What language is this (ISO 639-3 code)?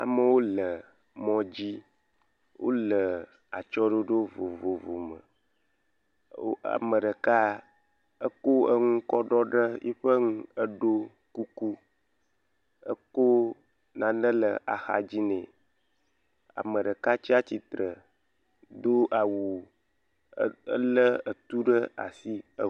ewe